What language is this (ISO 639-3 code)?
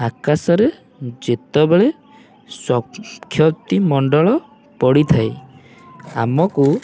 ori